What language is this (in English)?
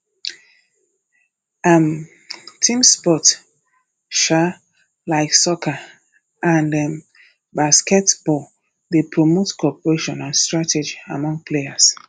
Nigerian Pidgin